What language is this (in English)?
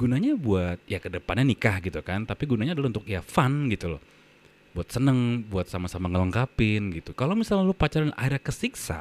Indonesian